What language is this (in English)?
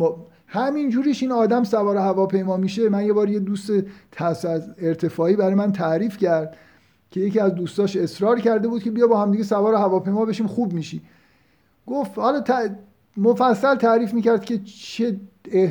Persian